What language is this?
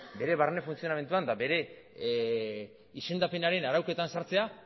Basque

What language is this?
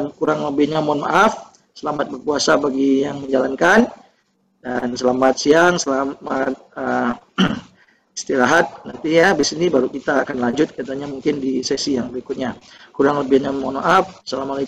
Indonesian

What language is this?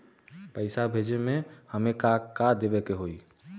Bhojpuri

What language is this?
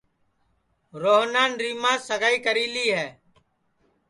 Sansi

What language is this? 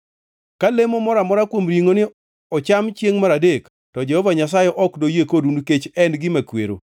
Luo (Kenya and Tanzania)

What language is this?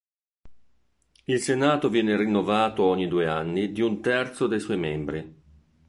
Italian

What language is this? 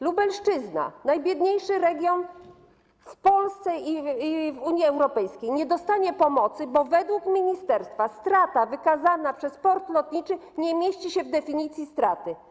Polish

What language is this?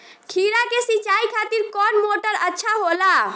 Bhojpuri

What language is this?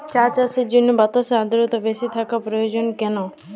Bangla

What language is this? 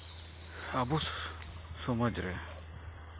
Santali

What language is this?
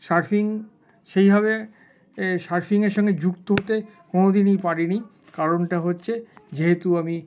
Bangla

